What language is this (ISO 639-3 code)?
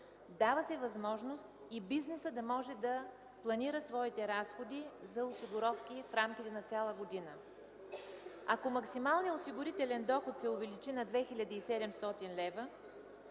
bul